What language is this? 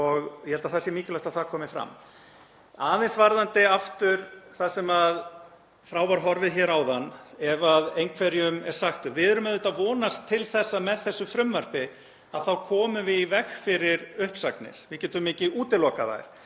Icelandic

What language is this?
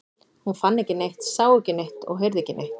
Icelandic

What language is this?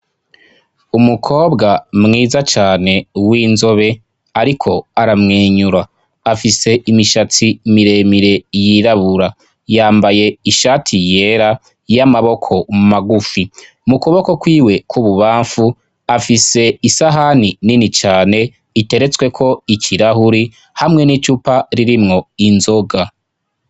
Rundi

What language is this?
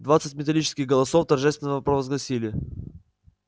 Russian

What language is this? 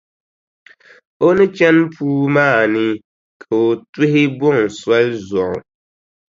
Dagbani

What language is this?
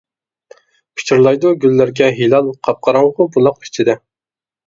Uyghur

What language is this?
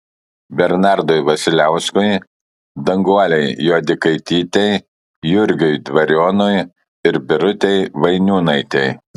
Lithuanian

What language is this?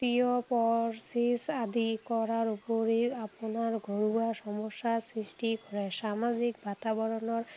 Assamese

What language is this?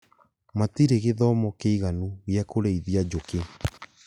Kikuyu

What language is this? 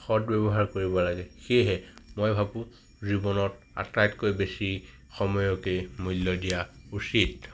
Assamese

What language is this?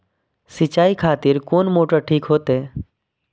Maithili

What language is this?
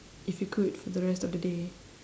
English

